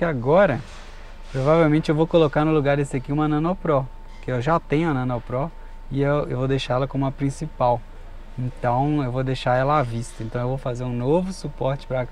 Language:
Portuguese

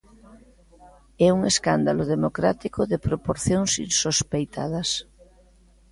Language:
Galician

